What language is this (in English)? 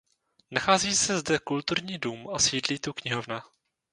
Czech